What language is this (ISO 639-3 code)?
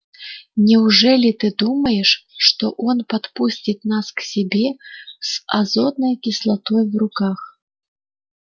rus